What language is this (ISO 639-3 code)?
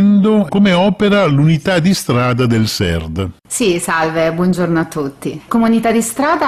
ita